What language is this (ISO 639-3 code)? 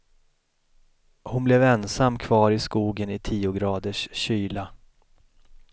swe